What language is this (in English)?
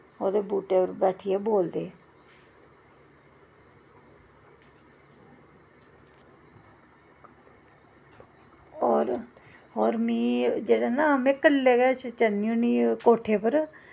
Dogri